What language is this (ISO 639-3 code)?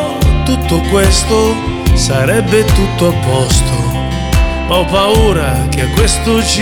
ukr